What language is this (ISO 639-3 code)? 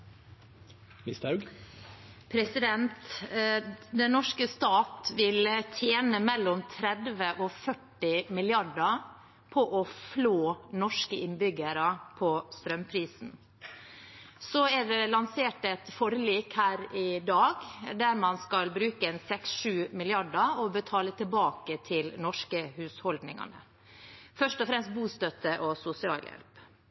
nor